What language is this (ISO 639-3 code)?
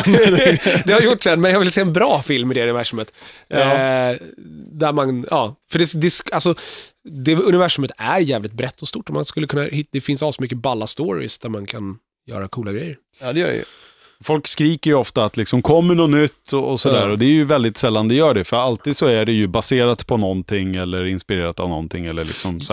swe